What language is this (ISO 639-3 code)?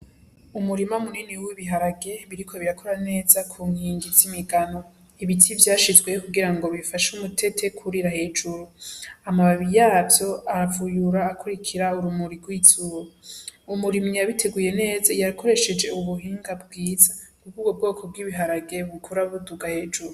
run